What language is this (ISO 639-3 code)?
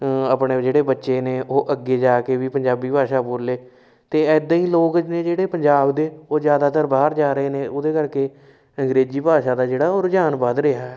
pan